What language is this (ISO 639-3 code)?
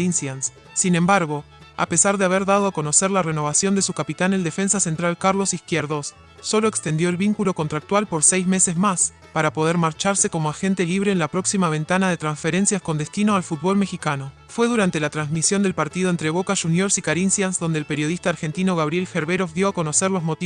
spa